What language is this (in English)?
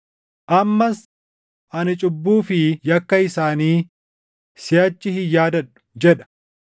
Oromo